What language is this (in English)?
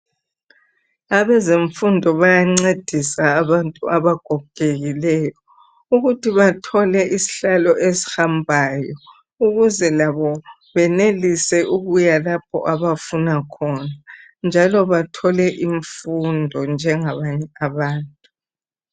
North Ndebele